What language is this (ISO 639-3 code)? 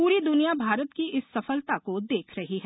hin